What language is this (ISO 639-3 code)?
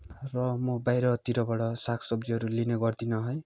nep